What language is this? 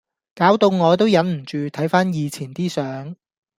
Cantonese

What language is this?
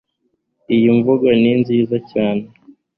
Kinyarwanda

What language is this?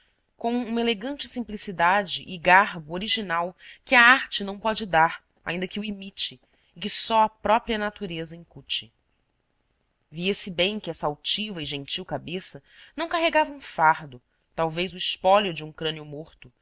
Portuguese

